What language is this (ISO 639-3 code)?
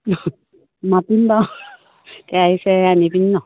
asm